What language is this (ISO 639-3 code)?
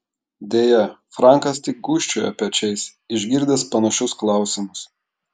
lit